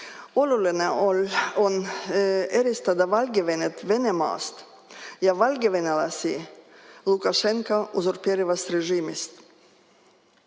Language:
Estonian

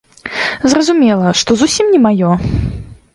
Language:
Belarusian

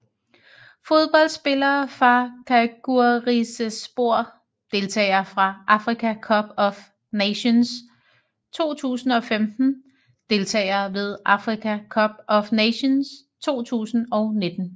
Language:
Danish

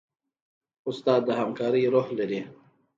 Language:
Pashto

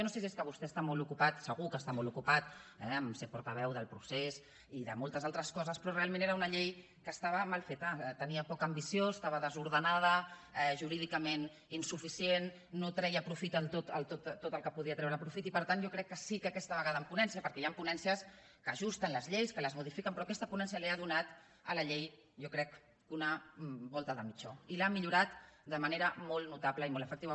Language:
Catalan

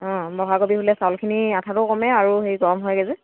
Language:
Assamese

